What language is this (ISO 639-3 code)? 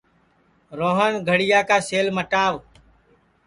ssi